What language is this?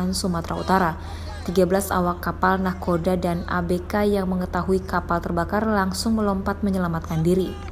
Indonesian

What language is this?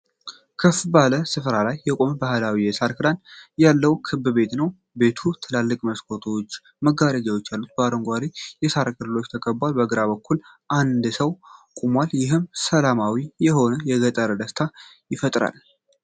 Amharic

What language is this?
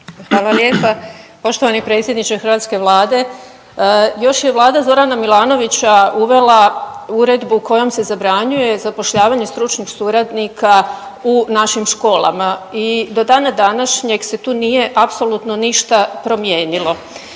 Croatian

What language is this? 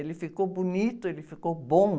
Portuguese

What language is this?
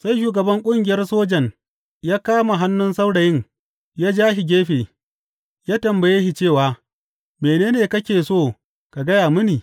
Hausa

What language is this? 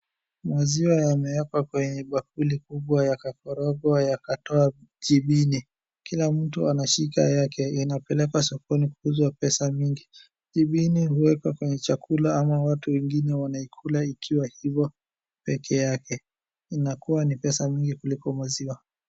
Swahili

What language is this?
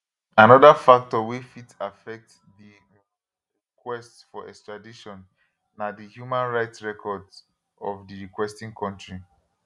Nigerian Pidgin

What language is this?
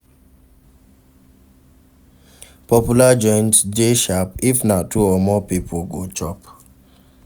Nigerian Pidgin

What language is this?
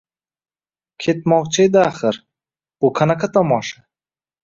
Uzbek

